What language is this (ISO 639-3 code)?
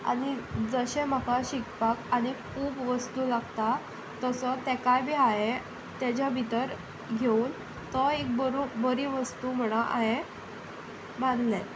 kok